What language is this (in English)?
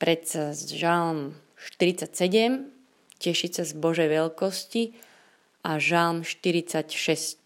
Slovak